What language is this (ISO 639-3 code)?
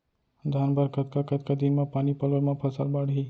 hne